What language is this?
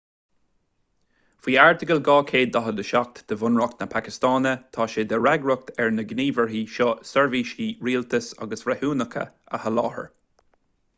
Irish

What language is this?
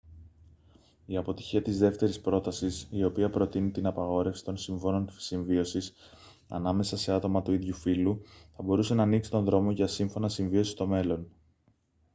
Greek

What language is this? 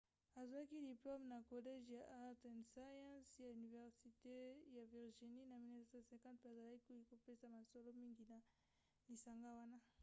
Lingala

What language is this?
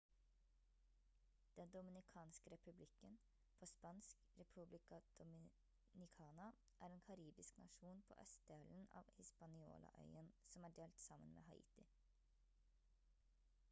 Norwegian Bokmål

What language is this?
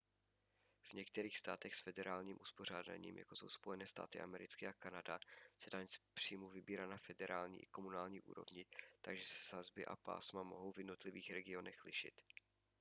Czech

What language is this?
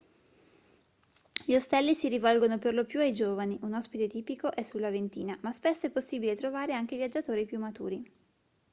Italian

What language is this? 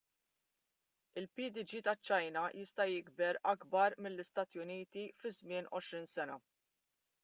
Maltese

